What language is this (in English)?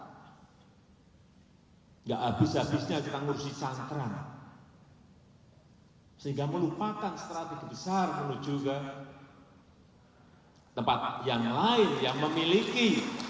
Indonesian